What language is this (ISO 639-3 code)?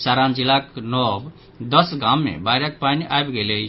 mai